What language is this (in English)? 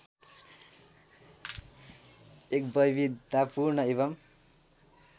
Nepali